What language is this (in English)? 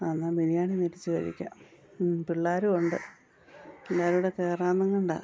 Malayalam